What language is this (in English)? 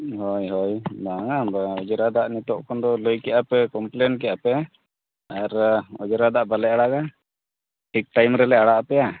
Santali